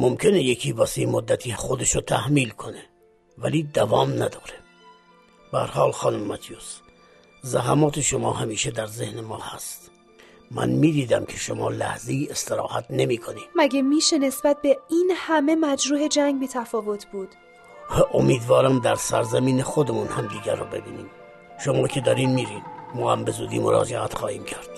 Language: Persian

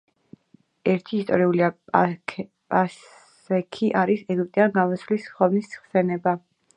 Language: Georgian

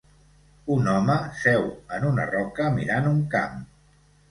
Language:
Catalan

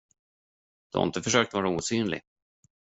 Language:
Swedish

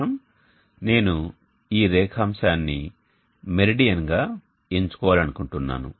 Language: Telugu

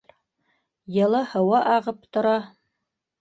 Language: Bashkir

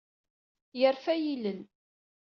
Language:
Kabyle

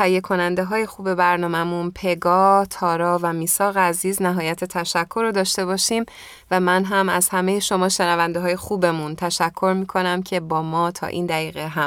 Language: Persian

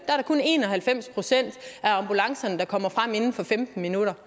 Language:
Danish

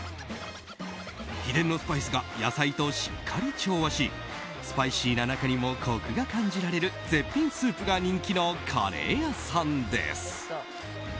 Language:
Japanese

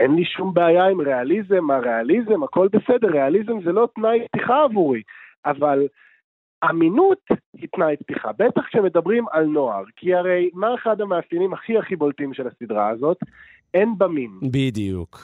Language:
Hebrew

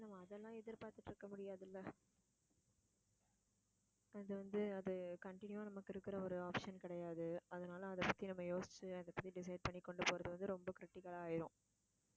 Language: Tamil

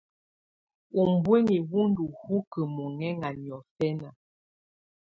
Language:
Tunen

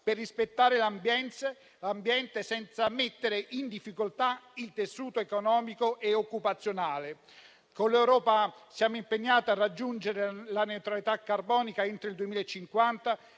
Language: Italian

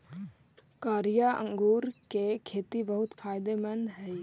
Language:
Magahi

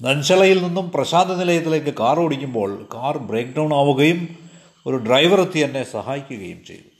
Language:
Malayalam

